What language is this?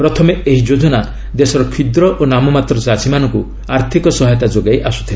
Odia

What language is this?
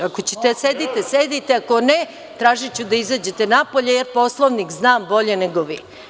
Serbian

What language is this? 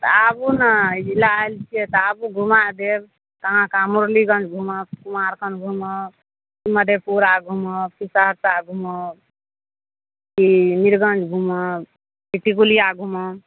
Maithili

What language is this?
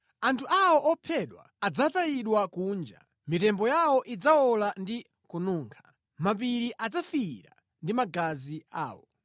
Nyanja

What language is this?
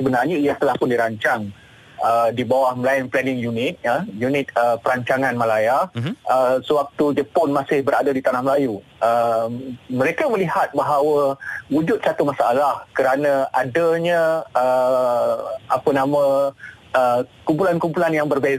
Malay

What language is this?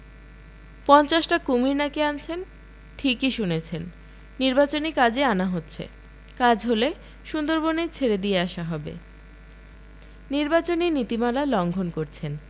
Bangla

